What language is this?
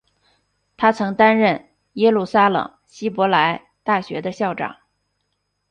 Chinese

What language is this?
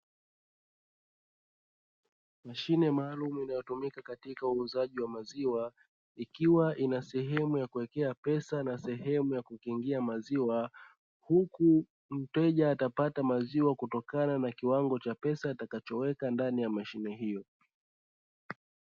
Swahili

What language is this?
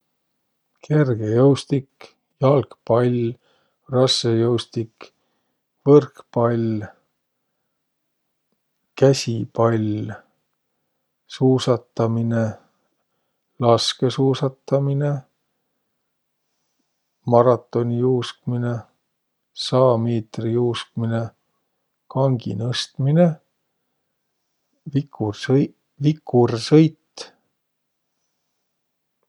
Võro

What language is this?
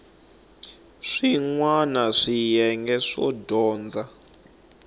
Tsonga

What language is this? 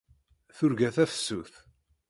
Kabyle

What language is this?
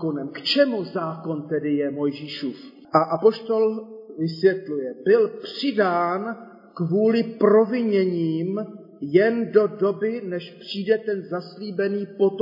Czech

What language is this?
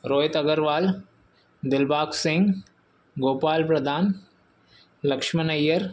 Sindhi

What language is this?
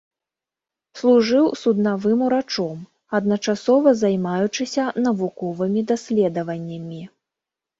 Belarusian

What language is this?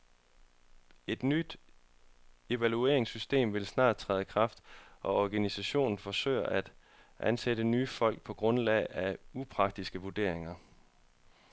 Danish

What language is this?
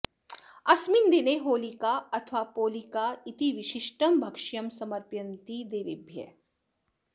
Sanskrit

